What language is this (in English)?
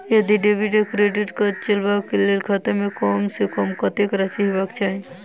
Maithili